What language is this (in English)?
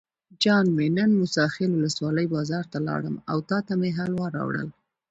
Pashto